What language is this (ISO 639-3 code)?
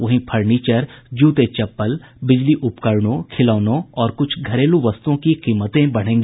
hin